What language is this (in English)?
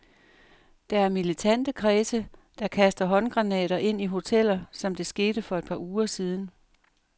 Danish